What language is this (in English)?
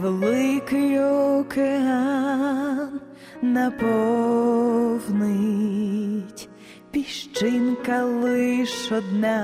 Ukrainian